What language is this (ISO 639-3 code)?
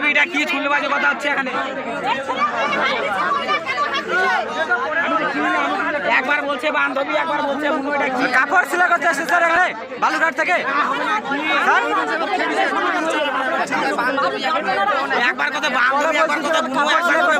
ind